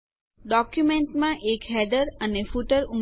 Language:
Gujarati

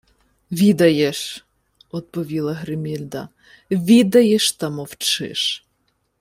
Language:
Ukrainian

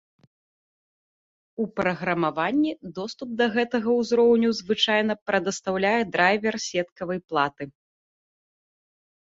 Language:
Belarusian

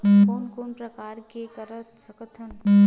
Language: Chhattisgarhi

